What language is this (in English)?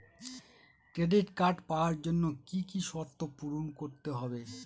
Bangla